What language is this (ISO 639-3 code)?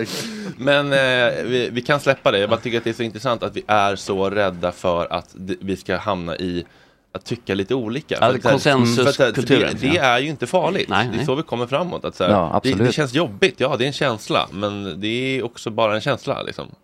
swe